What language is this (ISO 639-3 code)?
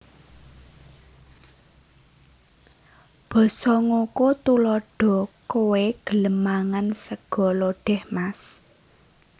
jav